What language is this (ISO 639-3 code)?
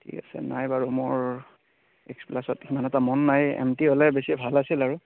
asm